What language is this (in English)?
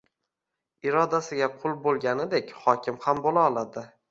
Uzbek